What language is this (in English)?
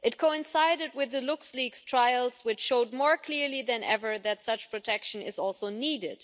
English